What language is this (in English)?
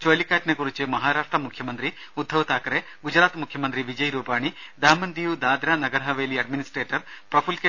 Malayalam